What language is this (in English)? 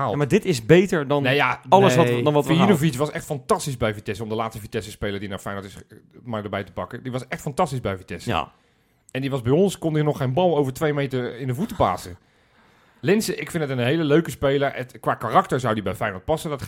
Dutch